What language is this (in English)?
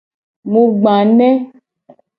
Gen